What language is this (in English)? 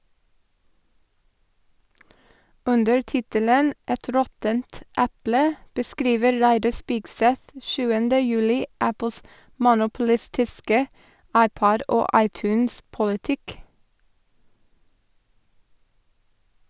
Norwegian